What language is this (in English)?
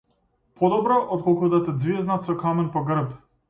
Macedonian